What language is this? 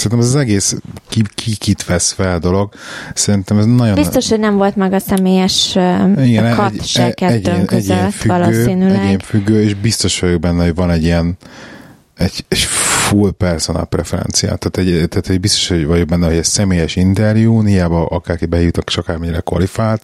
Hungarian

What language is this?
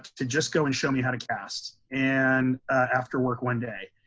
English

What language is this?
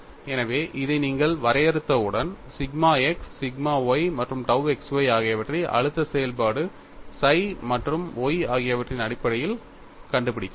Tamil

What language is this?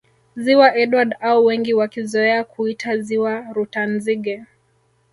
Swahili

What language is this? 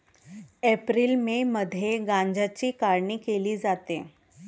Marathi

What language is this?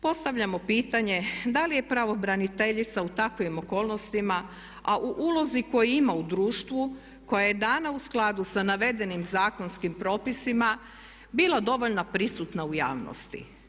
Croatian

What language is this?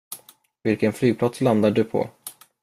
Swedish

